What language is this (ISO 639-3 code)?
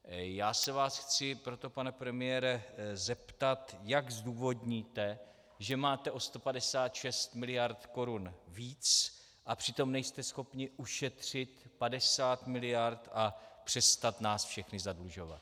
ces